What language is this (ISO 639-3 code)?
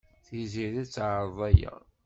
kab